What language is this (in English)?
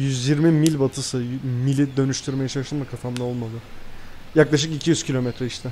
Turkish